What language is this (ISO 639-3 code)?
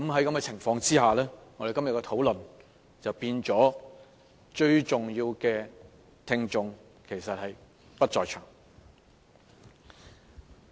yue